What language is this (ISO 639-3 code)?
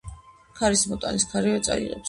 kat